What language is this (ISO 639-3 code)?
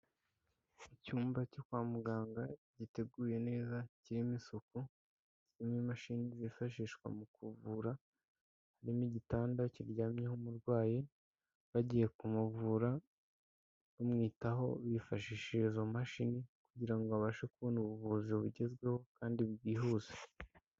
kin